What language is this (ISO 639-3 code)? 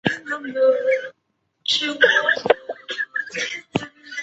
zho